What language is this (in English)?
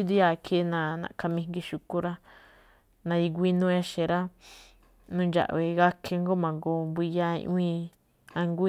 Malinaltepec Me'phaa